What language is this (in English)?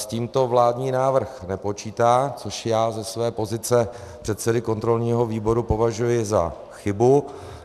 Czech